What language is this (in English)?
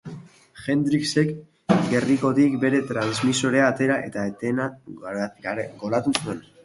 Basque